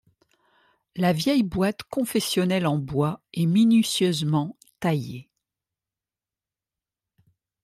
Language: French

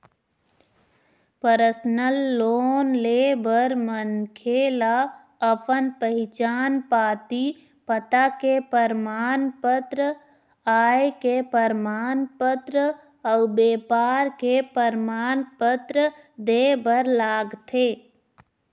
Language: Chhattisgarhi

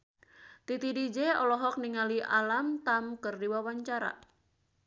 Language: Sundanese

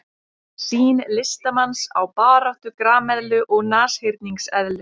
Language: Icelandic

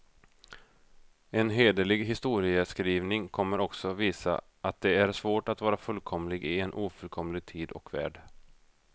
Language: Swedish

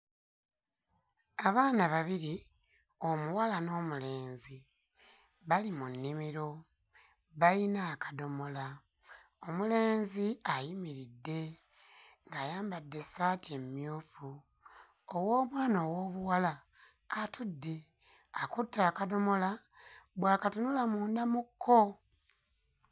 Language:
Ganda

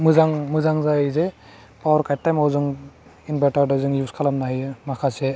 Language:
Bodo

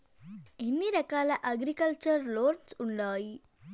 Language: Telugu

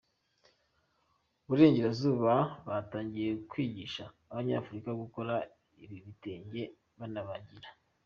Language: Kinyarwanda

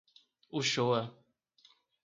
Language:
Portuguese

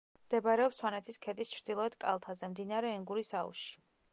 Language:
Georgian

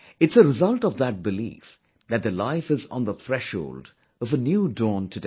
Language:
English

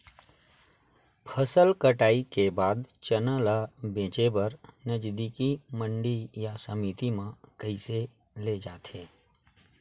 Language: Chhattisgarhi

